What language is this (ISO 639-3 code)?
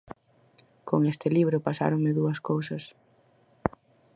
glg